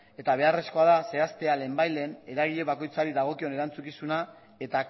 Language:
Basque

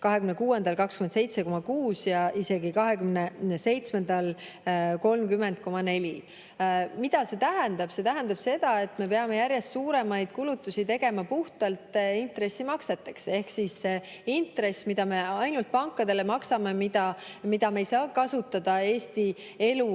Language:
Estonian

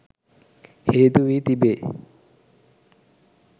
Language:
Sinhala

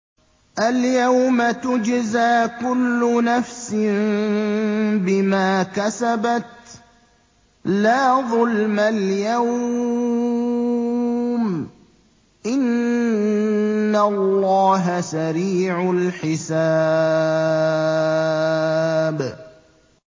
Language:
Arabic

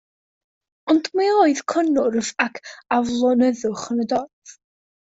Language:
Welsh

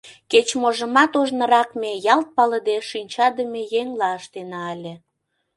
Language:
Mari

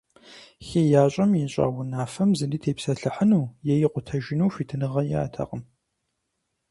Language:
Kabardian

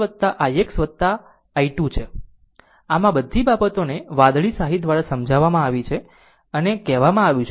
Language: Gujarati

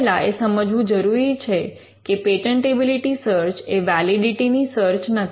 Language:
Gujarati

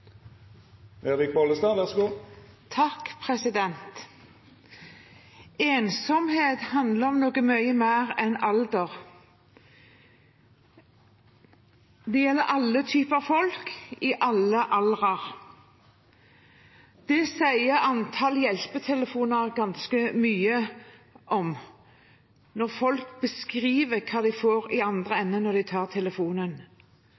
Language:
Norwegian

